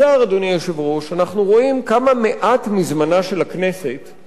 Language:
Hebrew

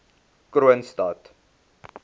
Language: Afrikaans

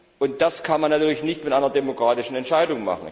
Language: German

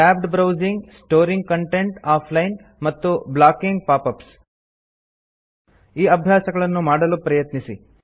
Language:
Kannada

